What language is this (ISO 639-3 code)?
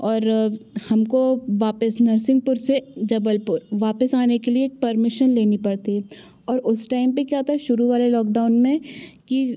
hin